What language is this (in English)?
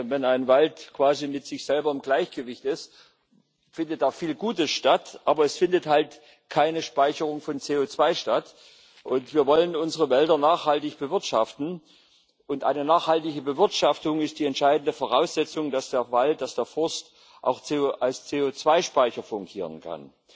German